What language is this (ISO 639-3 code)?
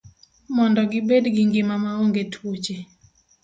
luo